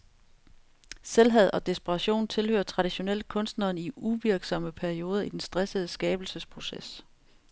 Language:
Danish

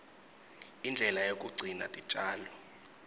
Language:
Swati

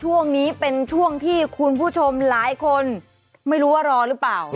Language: Thai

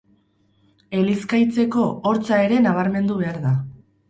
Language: Basque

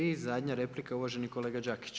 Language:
Croatian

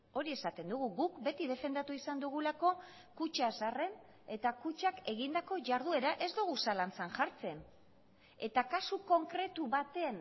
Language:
Basque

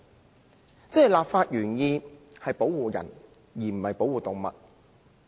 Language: Cantonese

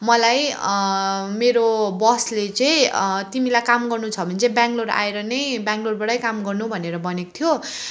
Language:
Nepali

